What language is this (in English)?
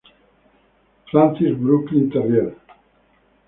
Spanish